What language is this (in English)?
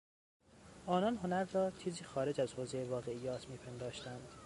Persian